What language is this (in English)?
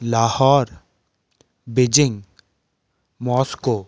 Hindi